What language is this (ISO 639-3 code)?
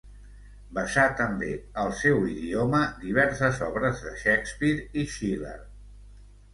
cat